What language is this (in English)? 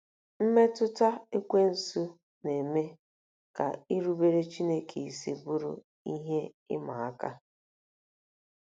Igbo